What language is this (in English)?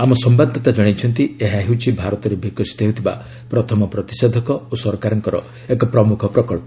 Odia